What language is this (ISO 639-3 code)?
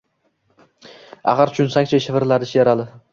uzb